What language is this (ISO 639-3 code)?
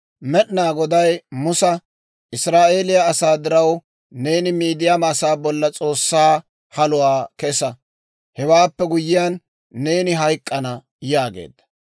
dwr